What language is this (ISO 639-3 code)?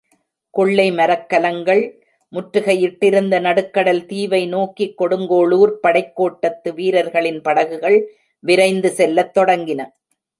tam